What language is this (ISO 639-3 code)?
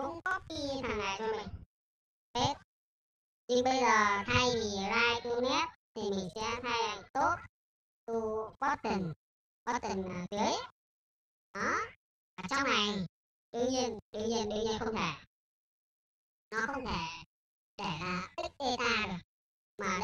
vie